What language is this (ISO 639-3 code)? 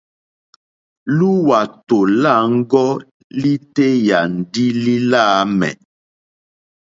bri